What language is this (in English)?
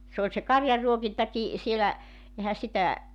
Finnish